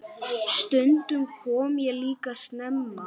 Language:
Icelandic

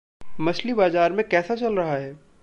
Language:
Hindi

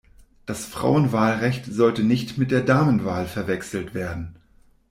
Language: German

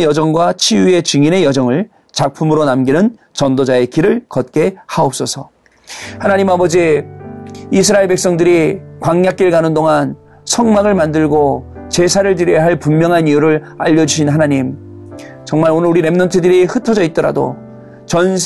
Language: Korean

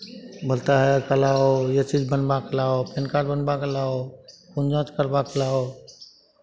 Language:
Hindi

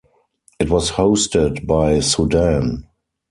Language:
English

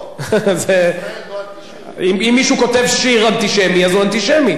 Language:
Hebrew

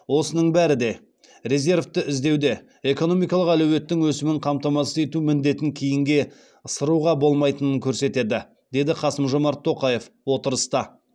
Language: Kazakh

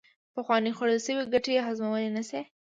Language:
Pashto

